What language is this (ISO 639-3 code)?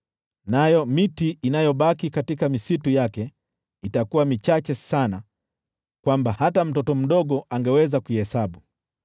swa